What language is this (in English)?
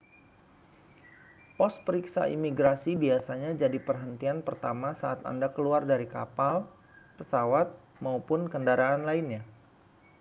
Indonesian